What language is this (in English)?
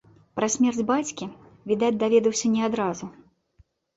Belarusian